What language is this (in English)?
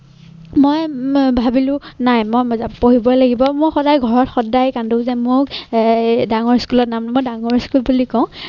Assamese